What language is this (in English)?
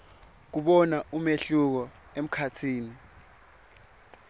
Swati